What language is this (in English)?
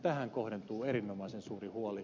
Finnish